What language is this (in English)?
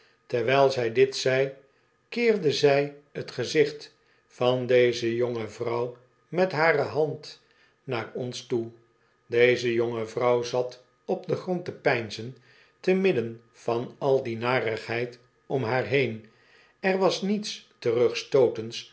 Dutch